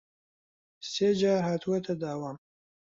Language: Central Kurdish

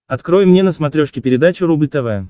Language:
Russian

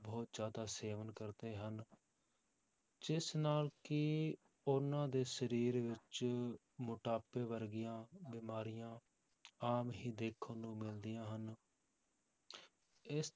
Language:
Punjabi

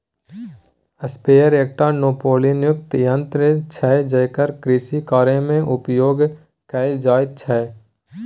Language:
Maithili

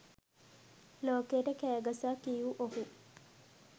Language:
Sinhala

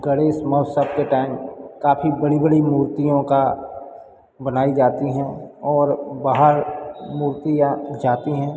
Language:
Hindi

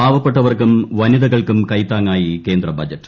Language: Malayalam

